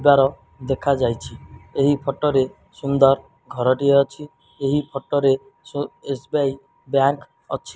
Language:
Odia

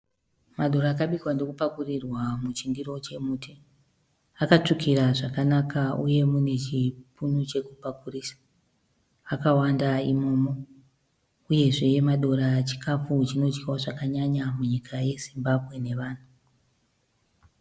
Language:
Shona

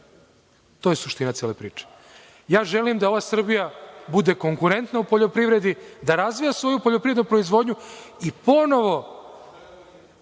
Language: Serbian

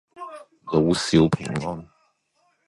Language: Cantonese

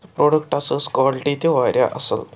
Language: Kashmiri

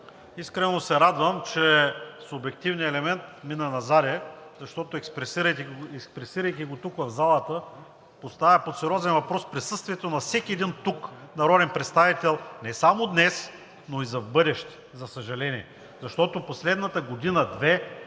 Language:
Bulgarian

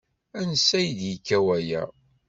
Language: Kabyle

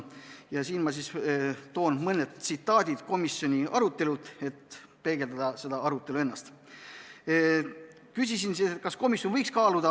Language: Estonian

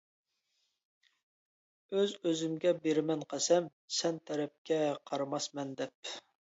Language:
Uyghur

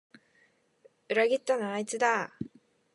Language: Japanese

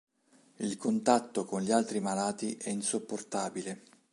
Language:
Italian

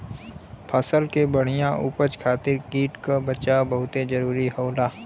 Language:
Bhojpuri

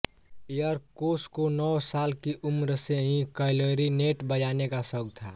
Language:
Hindi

